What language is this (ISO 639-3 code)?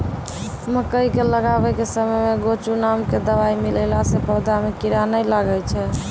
mai